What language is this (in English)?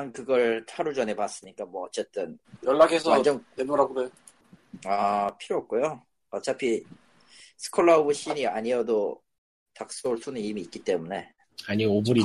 Korean